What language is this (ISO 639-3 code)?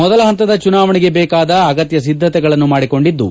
kan